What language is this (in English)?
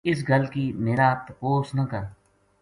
Gujari